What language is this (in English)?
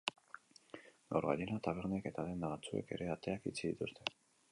Basque